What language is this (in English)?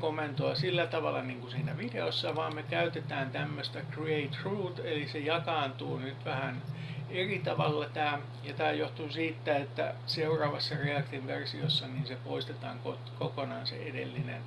Finnish